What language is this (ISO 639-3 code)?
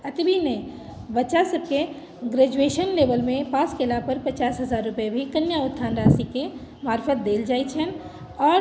mai